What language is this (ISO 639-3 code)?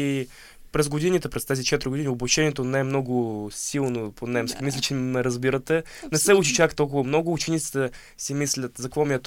bul